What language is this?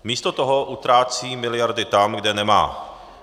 Czech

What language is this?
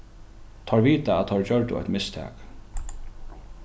Faroese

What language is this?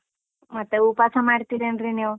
Kannada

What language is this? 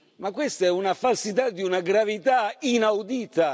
Italian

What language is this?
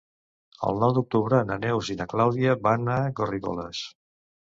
Catalan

